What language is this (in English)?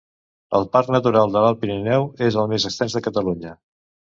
Catalan